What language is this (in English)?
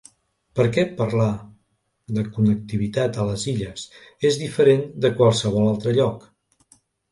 Catalan